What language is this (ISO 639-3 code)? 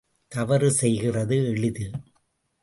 tam